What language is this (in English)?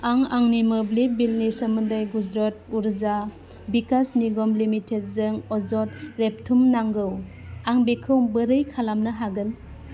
Bodo